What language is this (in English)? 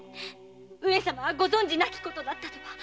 Japanese